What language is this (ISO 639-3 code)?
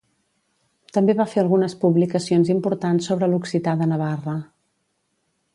cat